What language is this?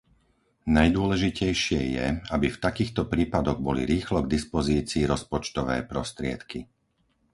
Slovak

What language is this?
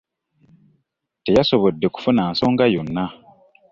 Ganda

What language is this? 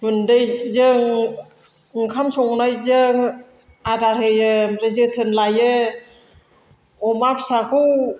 Bodo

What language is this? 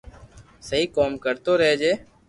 Loarki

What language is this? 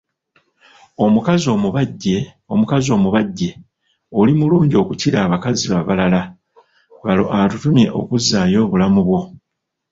Ganda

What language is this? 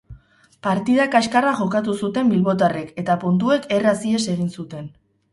Basque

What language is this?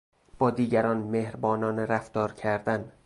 Persian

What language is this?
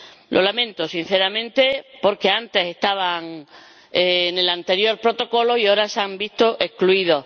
Spanish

